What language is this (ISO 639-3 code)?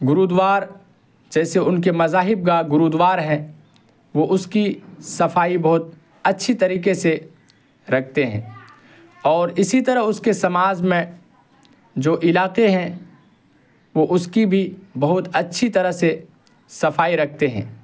urd